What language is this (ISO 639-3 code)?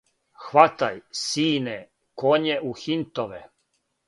srp